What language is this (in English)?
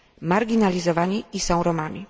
Polish